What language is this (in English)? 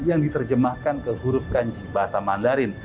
Indonesian